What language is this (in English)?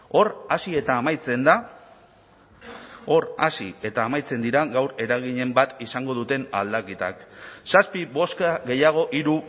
Basque